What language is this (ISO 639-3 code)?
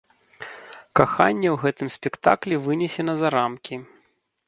bel